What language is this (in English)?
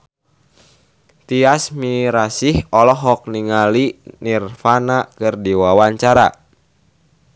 Sundanese